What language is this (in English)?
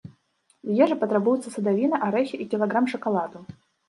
Belarusian